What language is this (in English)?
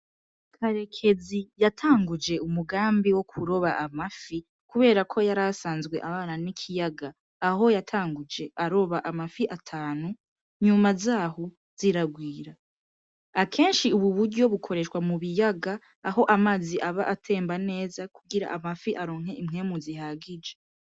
Rundi